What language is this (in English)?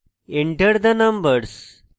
Bangla